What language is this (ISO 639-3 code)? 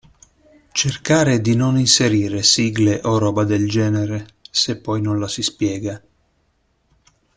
ita